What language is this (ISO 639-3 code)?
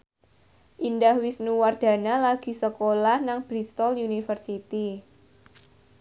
jav